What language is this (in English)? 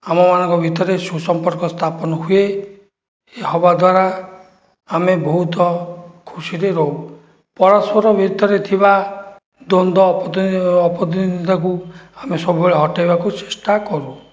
Odia